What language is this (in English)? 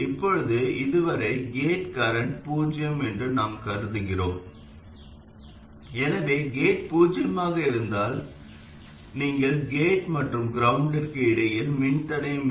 Tamil